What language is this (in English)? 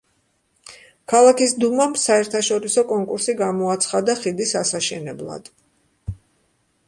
Georgian